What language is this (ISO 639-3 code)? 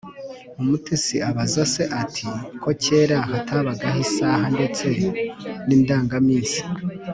kin